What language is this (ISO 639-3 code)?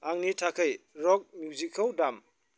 brx